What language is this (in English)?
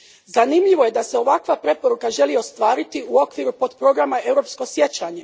Croatian